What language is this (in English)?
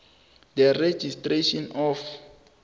South Ndebele